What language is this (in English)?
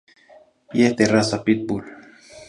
Zacatlán-Ahuacatlán-Tepetzintla Nahuatl